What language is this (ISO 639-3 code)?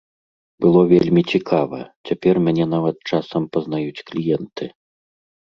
bel